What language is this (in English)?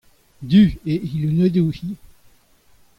Breton